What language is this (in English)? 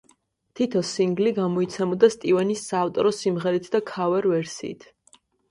Georgian